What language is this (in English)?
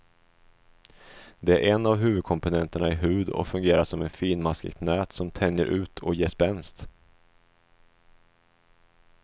Swedish